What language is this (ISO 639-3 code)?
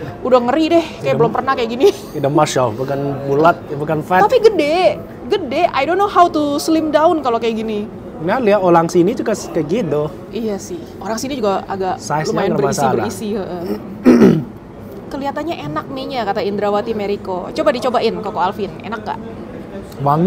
ind